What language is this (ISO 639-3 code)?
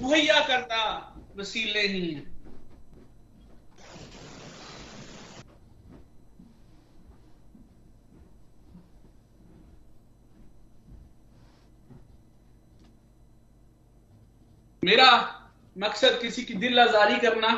hin